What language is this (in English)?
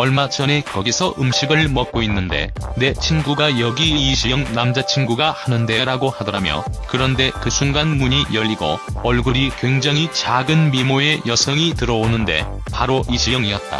Korean